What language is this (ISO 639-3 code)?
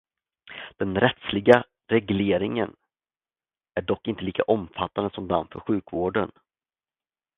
swe